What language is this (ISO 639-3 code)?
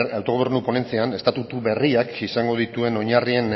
eus